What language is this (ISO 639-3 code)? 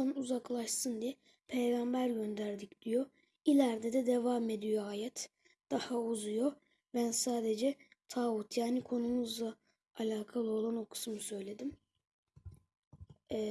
tur